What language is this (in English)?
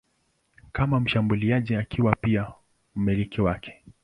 Swahili